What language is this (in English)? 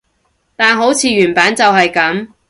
Cantonese